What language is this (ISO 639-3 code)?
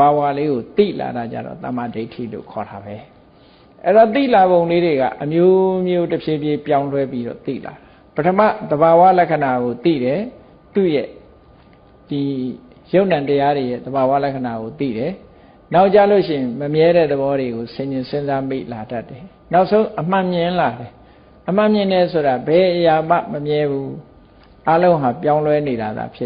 vie